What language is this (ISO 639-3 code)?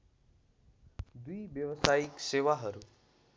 nep